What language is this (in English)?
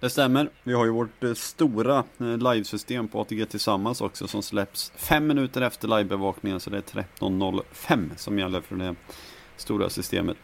Swedish